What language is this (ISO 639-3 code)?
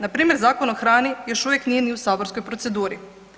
hrv